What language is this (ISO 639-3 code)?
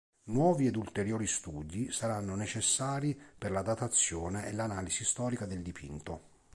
ita